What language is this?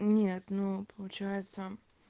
Russian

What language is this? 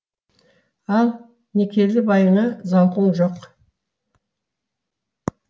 Kazakh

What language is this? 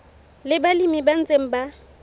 Southern Sotho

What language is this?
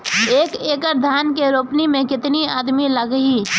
Bhojpuri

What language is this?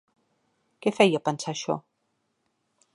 Catalan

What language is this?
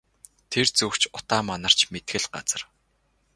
Mongolian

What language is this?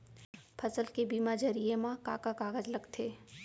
Chhattisgarhi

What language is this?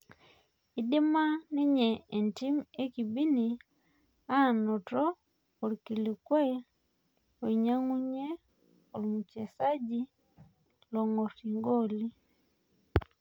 Masai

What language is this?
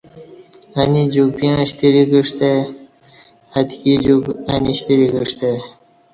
Kati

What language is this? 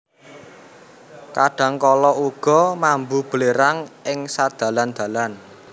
Javanese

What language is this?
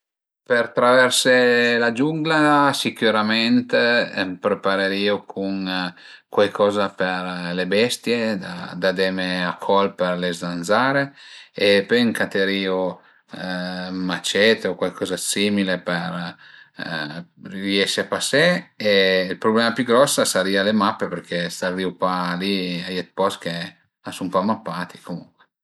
Piedmontese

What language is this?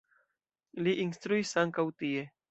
Esperanto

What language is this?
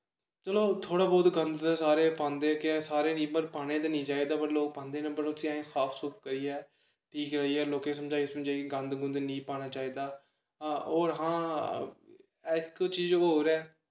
Dogri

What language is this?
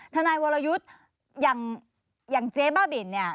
Thai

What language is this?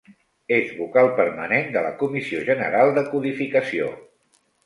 Catalan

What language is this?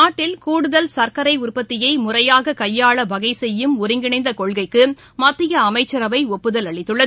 Tamil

